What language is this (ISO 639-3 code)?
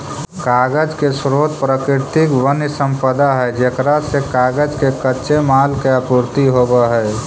mag